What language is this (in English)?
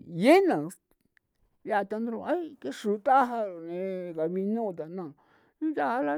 San Felipe Otlaltepec Popoloca